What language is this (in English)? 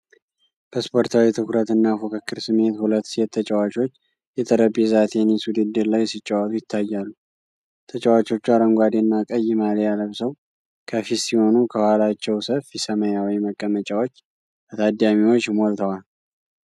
Amharic